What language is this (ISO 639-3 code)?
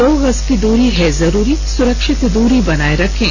hin